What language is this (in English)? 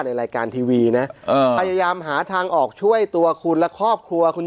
Thai